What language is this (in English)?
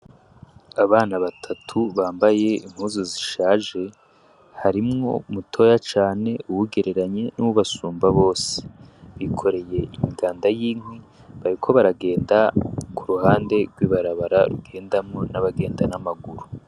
Rundi